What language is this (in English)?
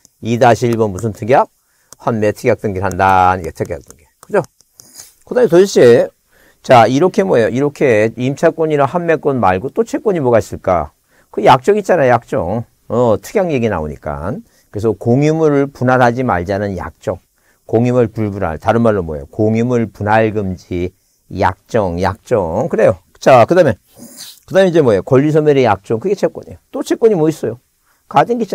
Korean